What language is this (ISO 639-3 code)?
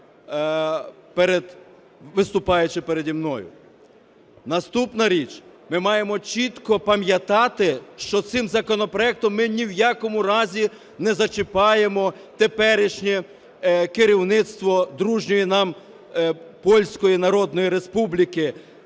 ukr